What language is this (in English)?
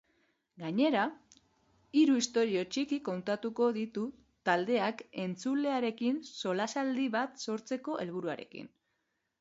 Basque